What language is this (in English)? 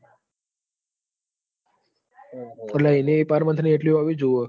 Gujarati